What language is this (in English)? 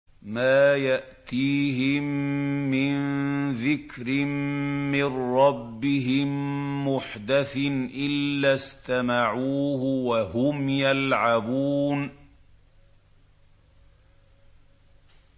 Arabic